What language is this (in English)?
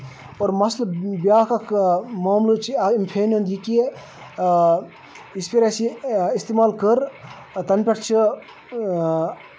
Kashmiri